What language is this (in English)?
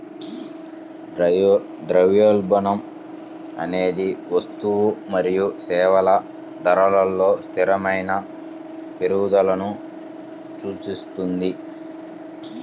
Telugu